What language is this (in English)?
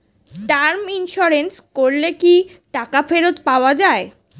Bangla